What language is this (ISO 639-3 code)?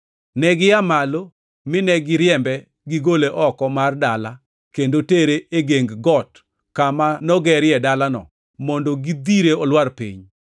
luo